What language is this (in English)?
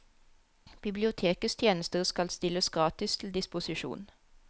Norwegian